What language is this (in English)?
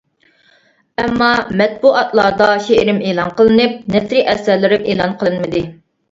Uyghur